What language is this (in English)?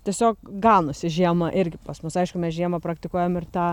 Lithuanian